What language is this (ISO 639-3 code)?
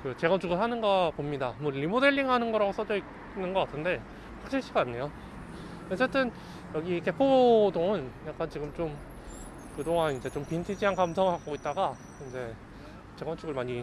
kor